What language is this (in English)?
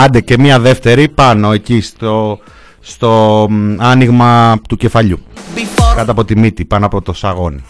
Greek